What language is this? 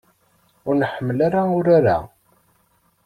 Kabyle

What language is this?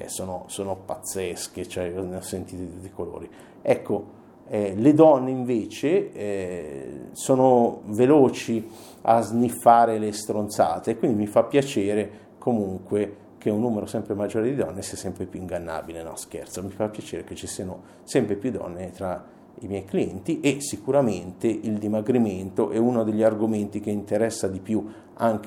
Italian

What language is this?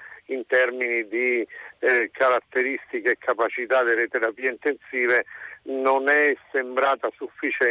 Italian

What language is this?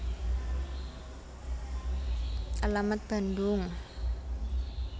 Javanese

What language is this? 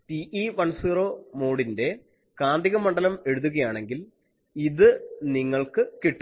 Malayalam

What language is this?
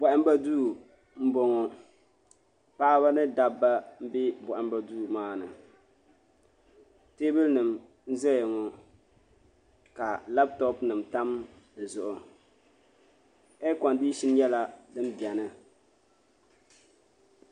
Dagbani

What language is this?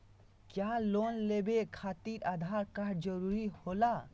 Magahi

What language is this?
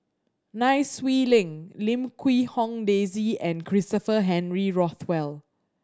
English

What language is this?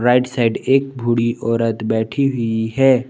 Hindi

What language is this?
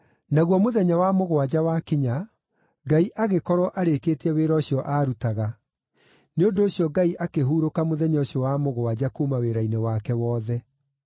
Kikuyu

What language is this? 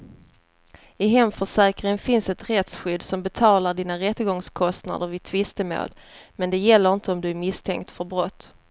Swedish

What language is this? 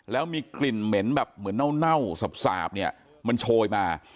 Thai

